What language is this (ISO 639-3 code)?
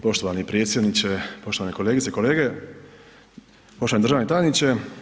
hrv